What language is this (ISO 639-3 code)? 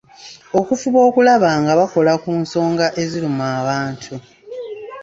lug